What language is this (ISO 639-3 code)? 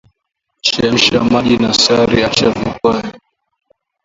swa